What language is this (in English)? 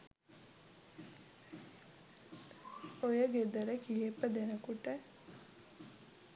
Sinhala